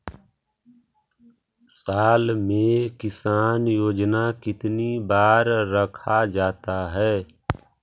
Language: Magahi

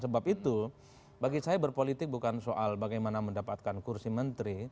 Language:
Indonesian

